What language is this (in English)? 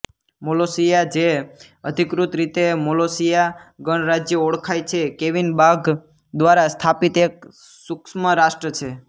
Gujarati